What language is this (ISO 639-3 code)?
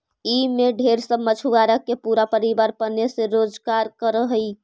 mag